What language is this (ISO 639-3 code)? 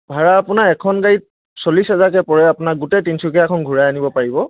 asm